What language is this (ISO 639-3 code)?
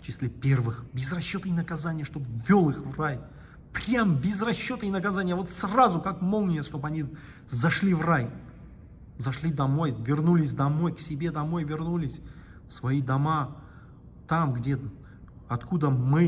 rus